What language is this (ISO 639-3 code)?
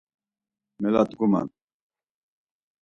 lzz